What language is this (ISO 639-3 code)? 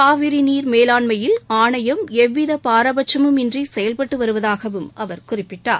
tam